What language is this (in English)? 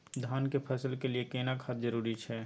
Maithili